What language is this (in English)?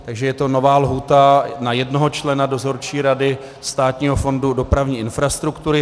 Czech